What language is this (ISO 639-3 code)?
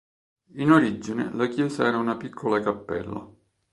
ita